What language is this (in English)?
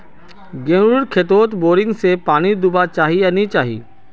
Magahi